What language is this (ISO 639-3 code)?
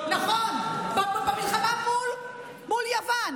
heb